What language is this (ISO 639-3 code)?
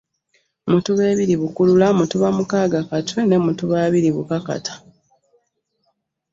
lug